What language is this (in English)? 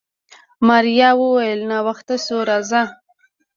Pashto